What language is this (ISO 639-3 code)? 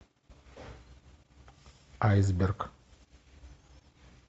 rus